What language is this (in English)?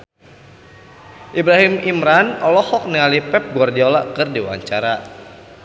Sundanese